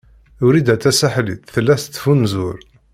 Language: Kabyle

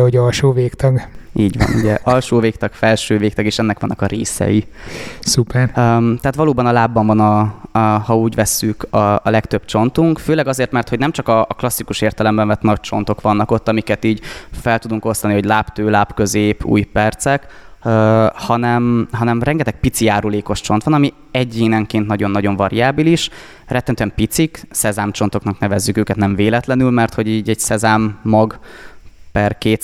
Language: Hungarian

